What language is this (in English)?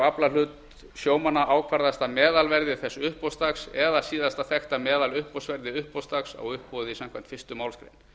Icelandic